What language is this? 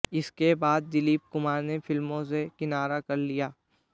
Hindi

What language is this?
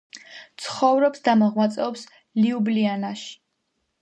Georgian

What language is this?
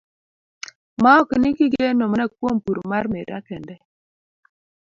Luo (Kenya and Tanzania)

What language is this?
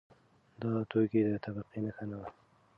Pashto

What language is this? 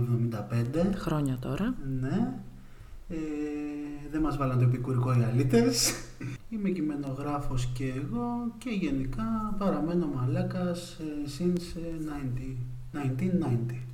Greek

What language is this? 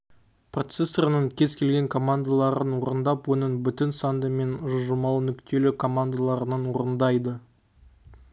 Kazakh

